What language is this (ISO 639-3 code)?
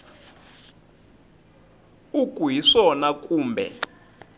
tso